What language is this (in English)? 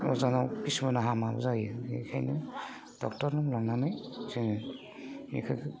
Bodo